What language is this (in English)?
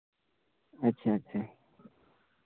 Santali